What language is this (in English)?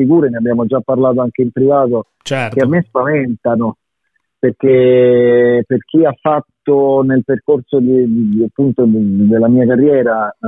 Italian